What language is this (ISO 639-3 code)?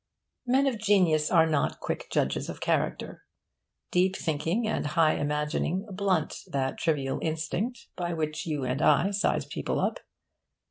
eng